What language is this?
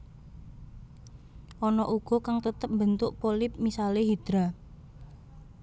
Javanese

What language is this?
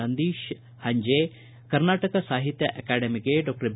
Kannada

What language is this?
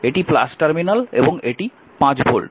Bangla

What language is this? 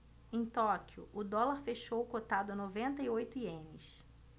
Portuguese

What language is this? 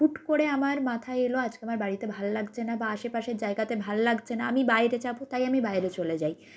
Bangla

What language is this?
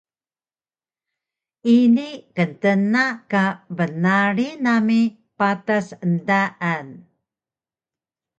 Taroko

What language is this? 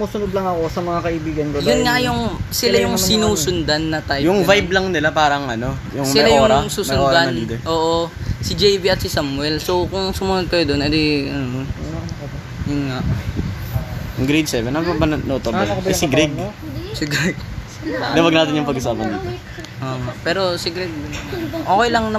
Filipino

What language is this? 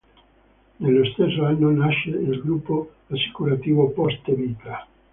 Italian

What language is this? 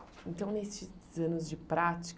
Portuguese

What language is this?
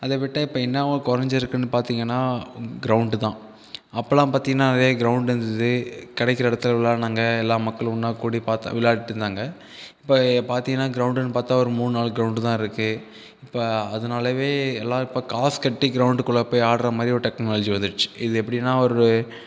Tamil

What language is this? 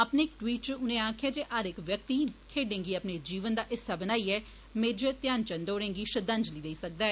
Dogri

